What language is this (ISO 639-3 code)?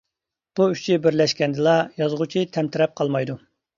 uig